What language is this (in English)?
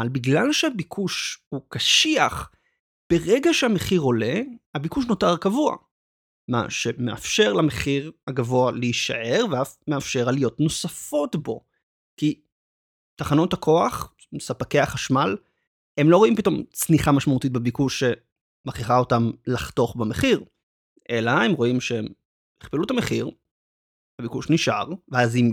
Hebrew